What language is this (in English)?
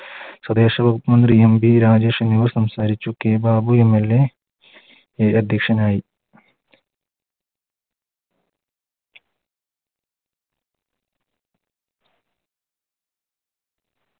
Malayalam